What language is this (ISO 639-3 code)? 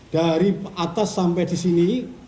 ind